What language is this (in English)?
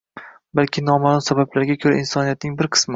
Uzbek